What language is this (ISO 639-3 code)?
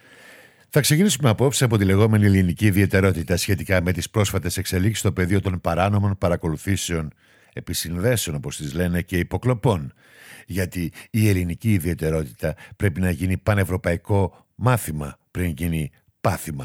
ell